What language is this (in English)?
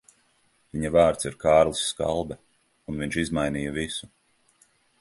Latvian